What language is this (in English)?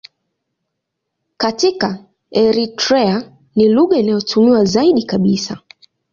Swahili